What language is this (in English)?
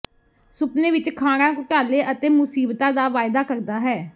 Punjabi